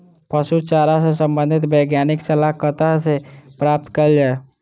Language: Maithili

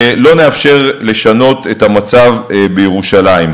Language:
Hebrew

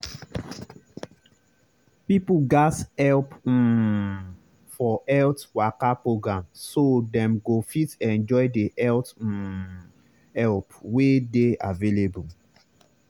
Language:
Nigerian Pidgin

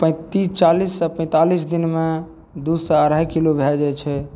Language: Maithili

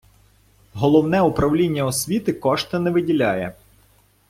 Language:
Ukrainian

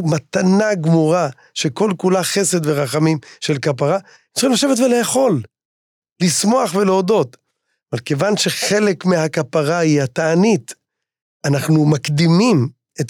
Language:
Hebrew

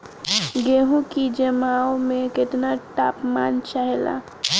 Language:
Bhojpuri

